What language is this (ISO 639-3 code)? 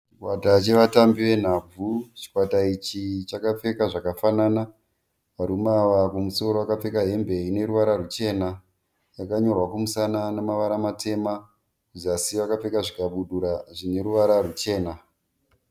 sna